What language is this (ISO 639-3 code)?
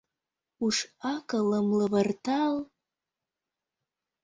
chm